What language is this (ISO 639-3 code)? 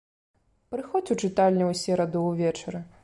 bel